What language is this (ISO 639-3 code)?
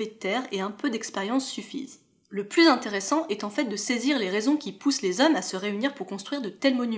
fra